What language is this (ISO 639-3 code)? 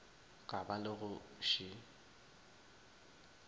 nso